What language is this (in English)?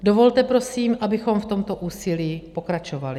Czech